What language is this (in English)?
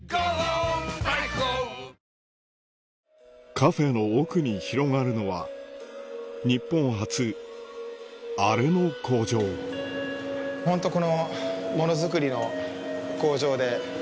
Japanese